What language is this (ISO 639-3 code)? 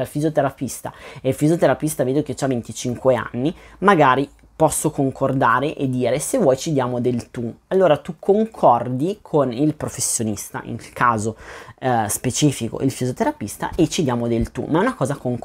ita